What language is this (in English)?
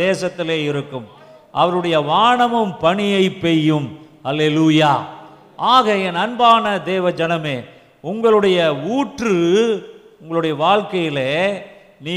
Tamil